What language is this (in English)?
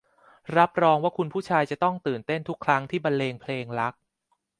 Thai